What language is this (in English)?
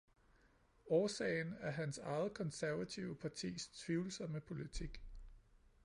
Danish